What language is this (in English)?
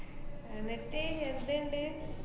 Malayalam